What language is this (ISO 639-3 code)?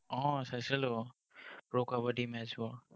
asm